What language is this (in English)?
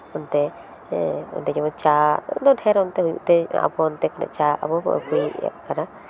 Santali